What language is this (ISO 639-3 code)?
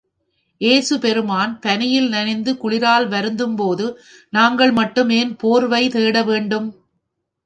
tam